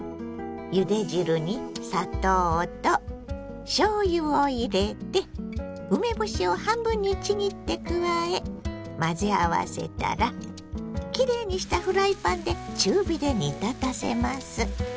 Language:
Japanese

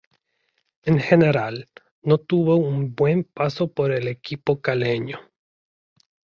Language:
Spanish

